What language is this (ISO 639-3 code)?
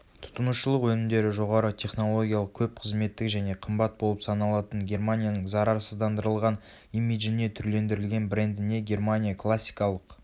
kaz